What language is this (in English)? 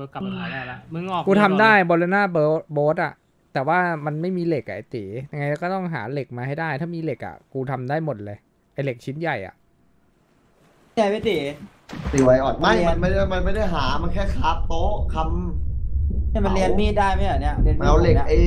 Thai